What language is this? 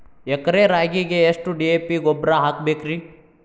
Kannada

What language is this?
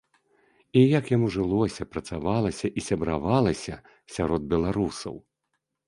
Belarusian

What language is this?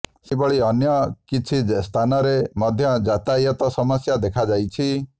Odia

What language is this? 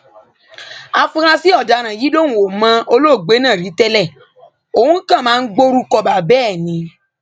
Yoruba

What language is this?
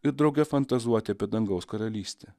Lithuanian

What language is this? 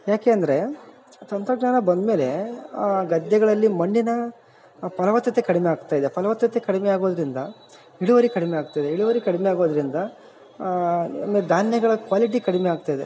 Kannada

